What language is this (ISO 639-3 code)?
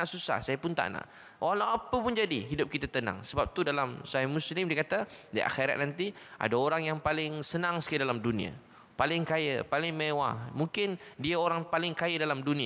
msa